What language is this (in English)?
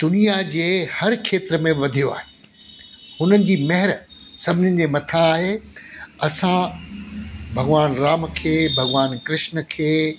Sindhi